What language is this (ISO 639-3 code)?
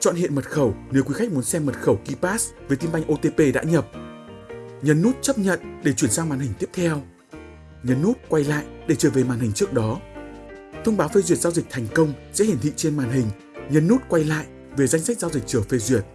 vie